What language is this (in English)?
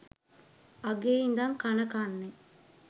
Sinhala